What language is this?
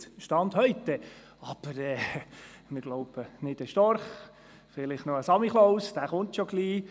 Swiss German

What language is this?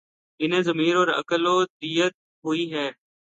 Urdu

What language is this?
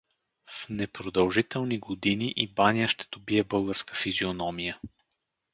Bulgarian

